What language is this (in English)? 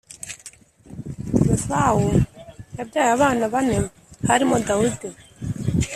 Kinyarwanda